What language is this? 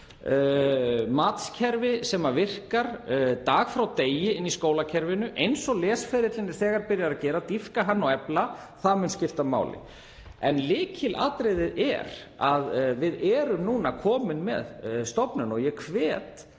Icelandic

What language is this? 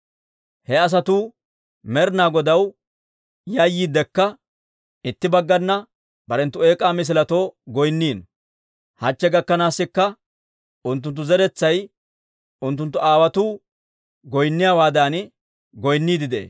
Dawro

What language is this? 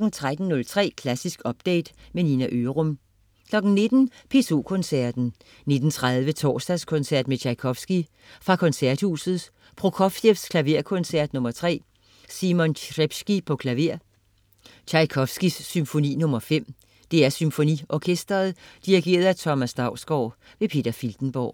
Danish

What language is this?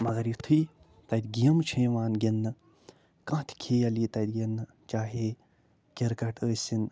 Kashmiri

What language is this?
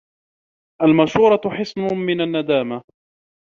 Arabic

